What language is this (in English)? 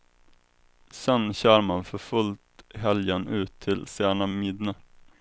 Swedish